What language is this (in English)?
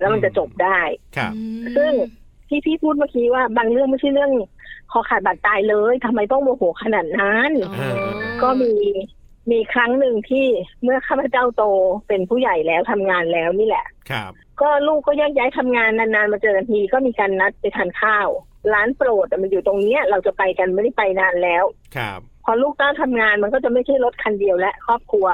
Thai